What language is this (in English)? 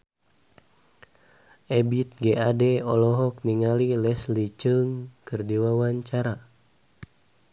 Sundanese